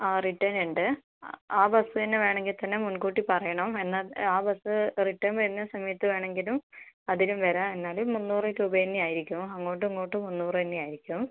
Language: Malayalam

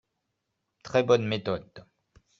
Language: French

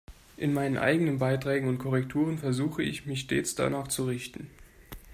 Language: German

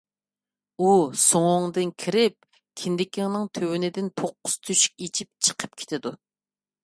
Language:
Uyghur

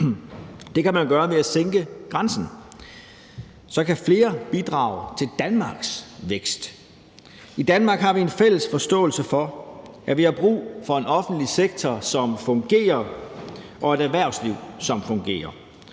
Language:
Danish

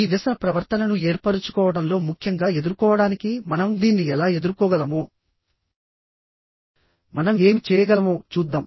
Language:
Telugu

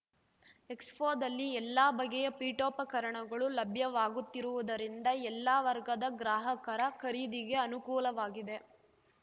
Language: Kannada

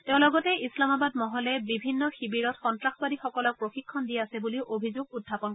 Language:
Assamese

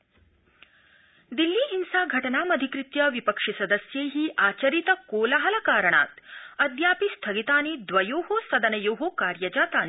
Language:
Sanskrit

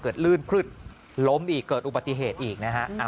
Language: Thai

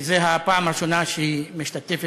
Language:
Hebrew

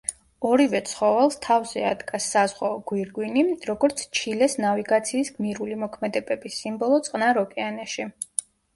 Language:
Georgian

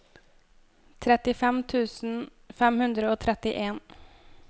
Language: Norwegian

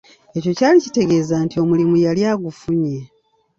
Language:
Ganda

